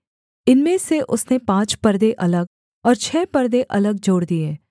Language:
Hindi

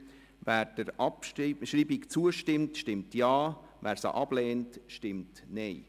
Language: Swiss German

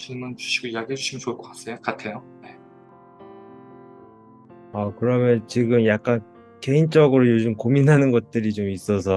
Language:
Korean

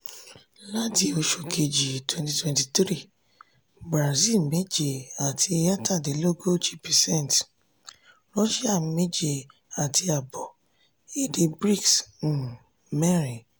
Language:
Yoruba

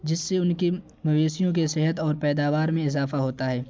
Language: Urdu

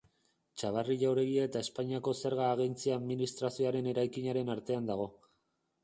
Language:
Basque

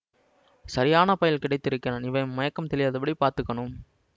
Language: Tamil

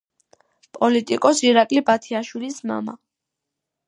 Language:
Georgian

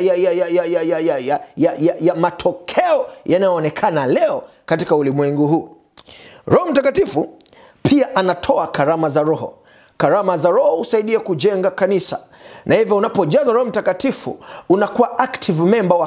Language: Swahili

